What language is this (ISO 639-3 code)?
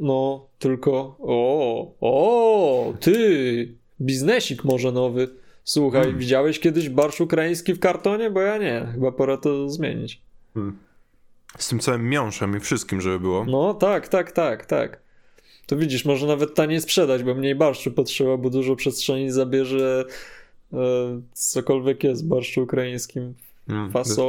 pol